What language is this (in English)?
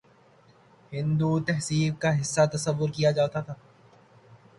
Urdu